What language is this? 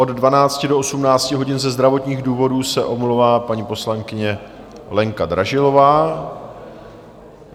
Czech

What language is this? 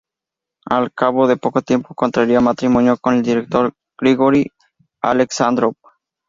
Spanish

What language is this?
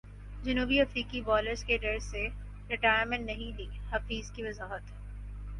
Urdu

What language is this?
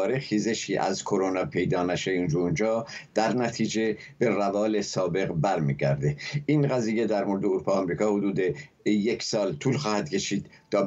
Persian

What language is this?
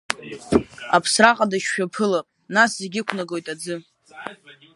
Abkhazian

